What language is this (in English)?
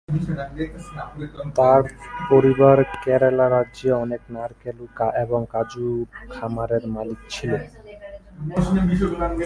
Bangla